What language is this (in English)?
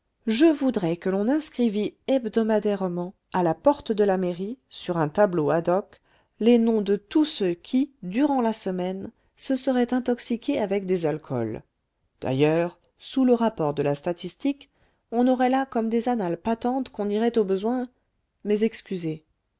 French